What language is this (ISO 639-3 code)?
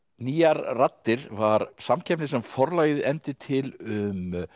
isl